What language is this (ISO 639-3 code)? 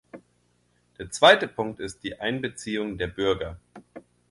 deu